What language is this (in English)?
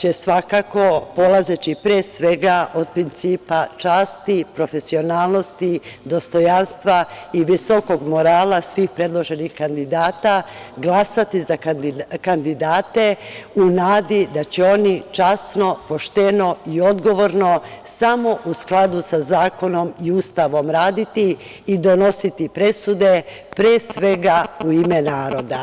Serbian